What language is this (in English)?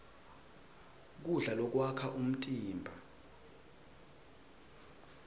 Swati